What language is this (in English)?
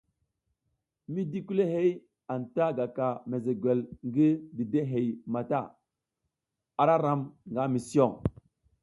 South Giziga